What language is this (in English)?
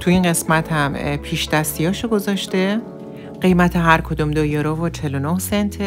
Persian